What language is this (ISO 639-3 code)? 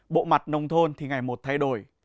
vie